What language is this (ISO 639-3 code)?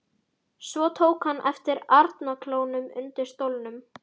isl